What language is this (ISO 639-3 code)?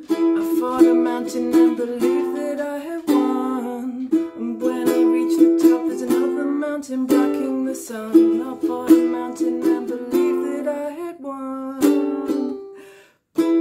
eng